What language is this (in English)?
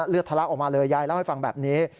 Thai